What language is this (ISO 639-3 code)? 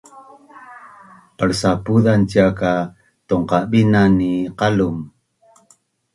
bnn